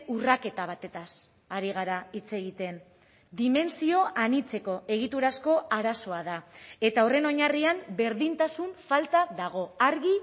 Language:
Basque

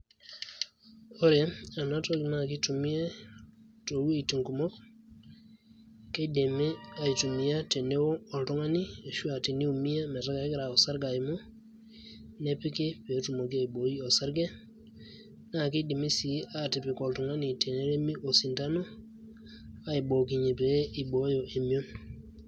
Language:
Masai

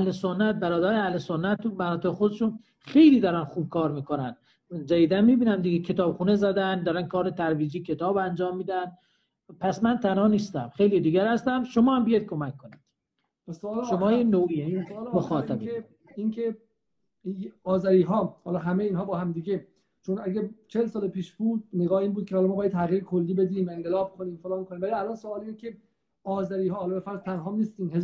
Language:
Persian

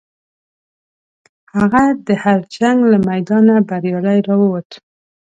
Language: Pashto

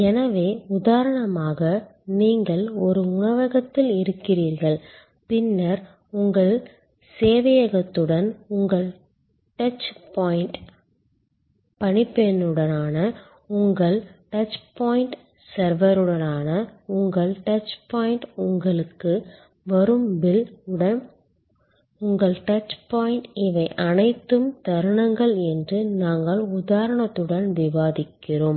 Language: Tamil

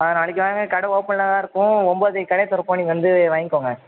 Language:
Tamil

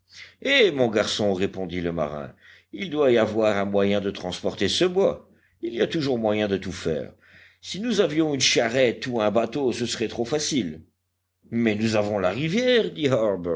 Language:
French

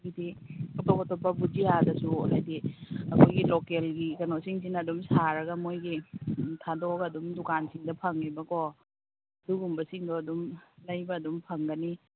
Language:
Manipuri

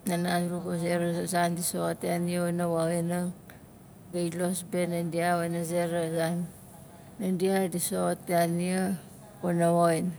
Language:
Nalik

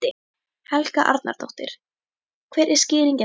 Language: Icelandic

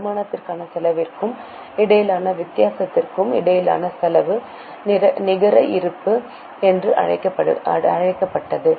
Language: Tamil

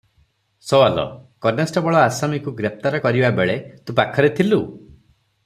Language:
Odia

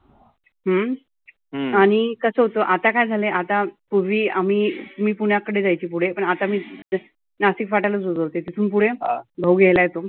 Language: Marathi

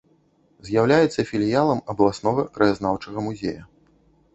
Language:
Belarusian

